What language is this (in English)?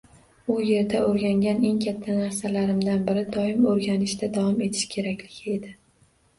Uzbek